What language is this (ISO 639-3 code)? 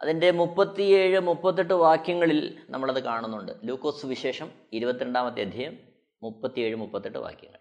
mal